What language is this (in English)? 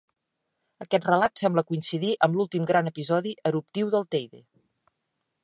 Catalan